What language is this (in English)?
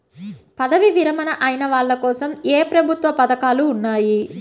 Telugu